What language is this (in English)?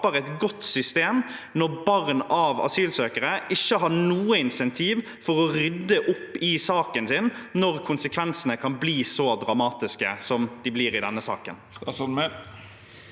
Norwegian